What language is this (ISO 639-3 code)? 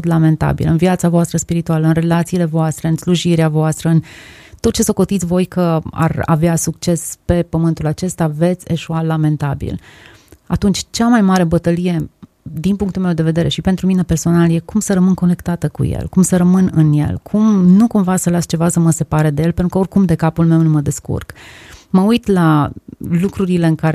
ron